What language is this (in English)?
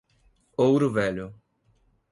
Portuguese